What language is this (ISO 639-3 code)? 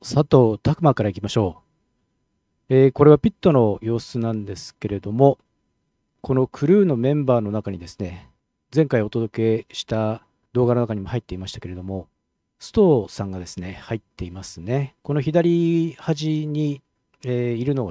jpn